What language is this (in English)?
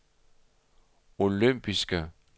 Danish